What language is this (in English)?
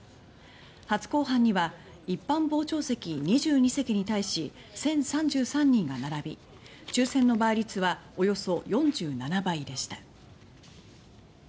Japanese